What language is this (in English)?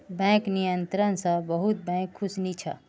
Magahi